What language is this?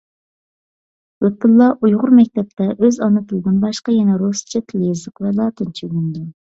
Uyghur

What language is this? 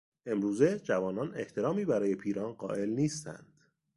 Persian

